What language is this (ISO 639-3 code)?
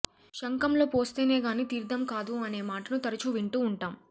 tel